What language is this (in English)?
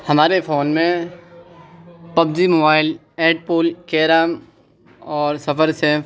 Urdu